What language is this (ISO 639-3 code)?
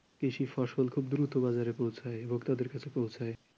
ben